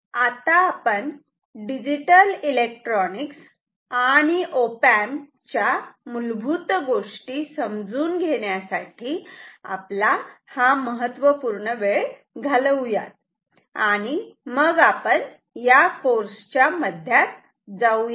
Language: Marathi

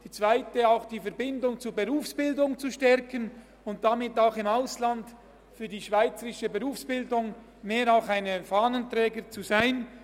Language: Swiss German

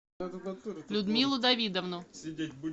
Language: Russian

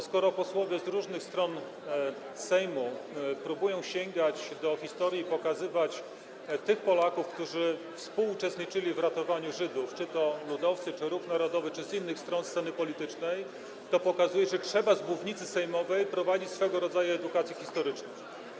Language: Polish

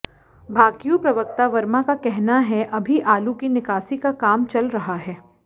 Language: Hindi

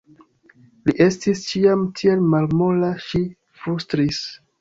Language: Esperanto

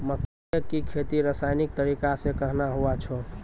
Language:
Maithili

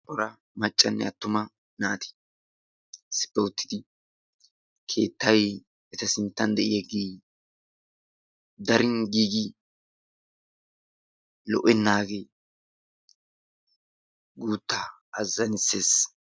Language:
Wolaytta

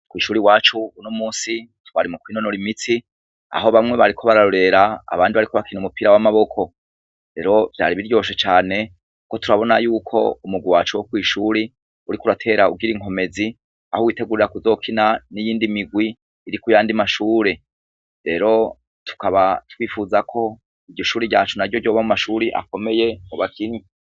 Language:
Rundi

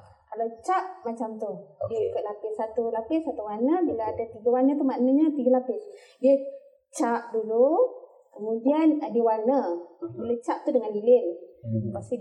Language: Malay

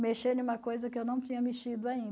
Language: Portuguese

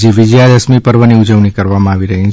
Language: Gujarati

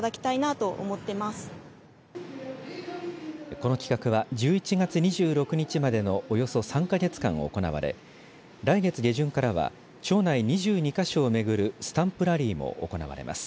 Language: Japanese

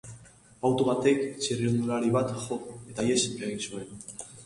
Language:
Basque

